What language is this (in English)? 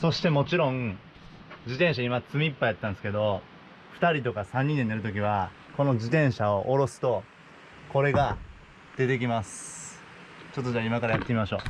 Japanese